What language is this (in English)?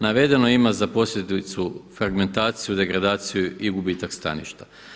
Croatian